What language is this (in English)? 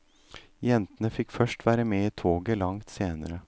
Norwegian